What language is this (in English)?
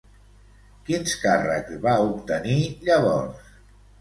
Catalan